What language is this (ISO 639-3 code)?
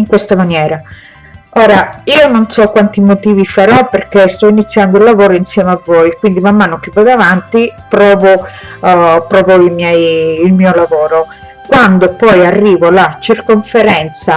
ita